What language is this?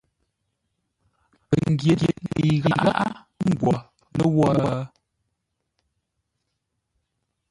Ngombale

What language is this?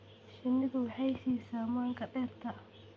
Somali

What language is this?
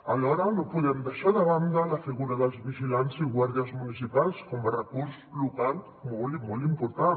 Catalan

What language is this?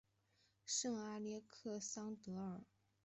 Chinese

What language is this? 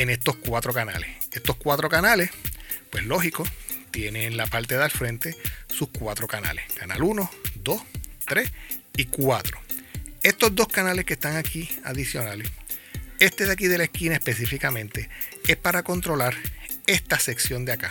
Spanish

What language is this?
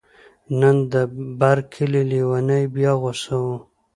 Pashto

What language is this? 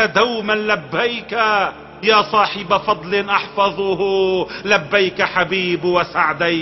Arabic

